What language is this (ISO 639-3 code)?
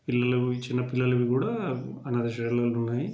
tel